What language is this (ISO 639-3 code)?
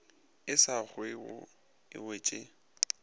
nso